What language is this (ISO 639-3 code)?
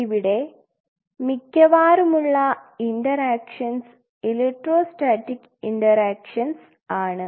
mal